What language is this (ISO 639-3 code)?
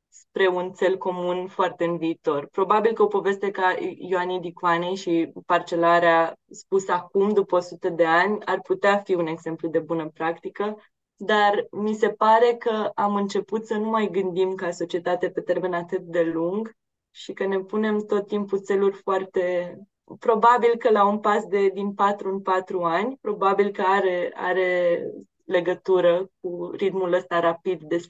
ron